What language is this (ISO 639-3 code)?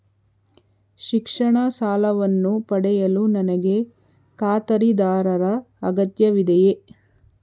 kan